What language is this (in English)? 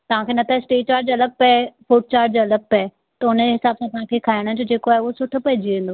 Sindhi